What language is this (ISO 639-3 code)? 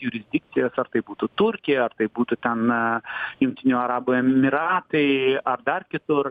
lit